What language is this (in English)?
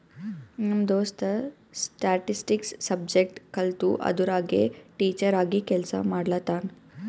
Kannada